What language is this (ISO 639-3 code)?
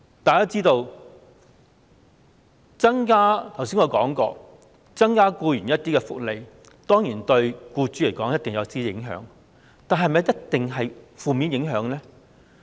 yue